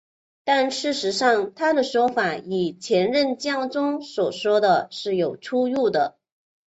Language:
Chinese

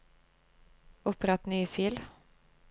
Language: Norwegian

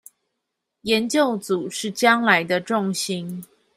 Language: Chinese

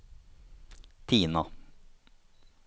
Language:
Norwegian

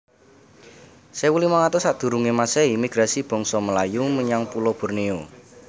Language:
Javanese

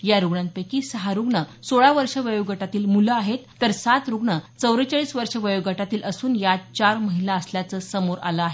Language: Marathi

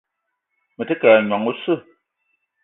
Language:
Eton (Cameroon)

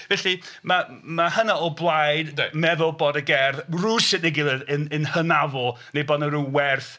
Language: Welsh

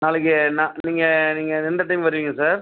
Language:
Tamil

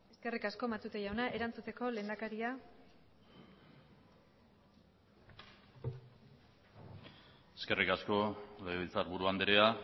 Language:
Basque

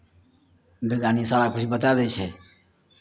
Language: Maithili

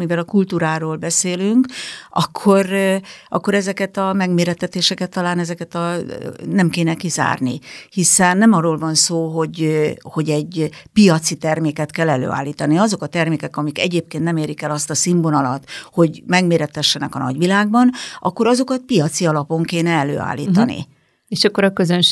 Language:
Hungarian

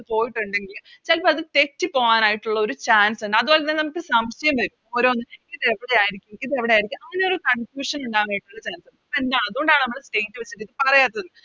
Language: Malayalam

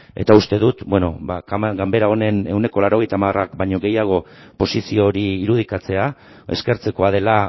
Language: Basque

